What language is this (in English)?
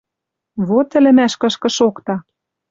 Western Mari